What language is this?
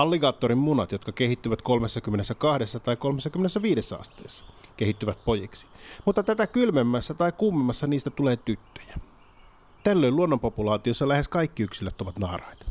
Finnish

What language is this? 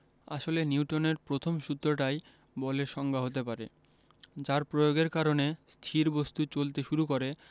Bangla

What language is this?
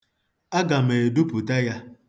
Igbo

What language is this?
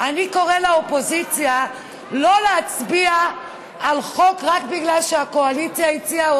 Hebrew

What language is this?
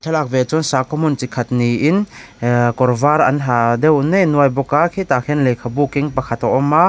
Mizo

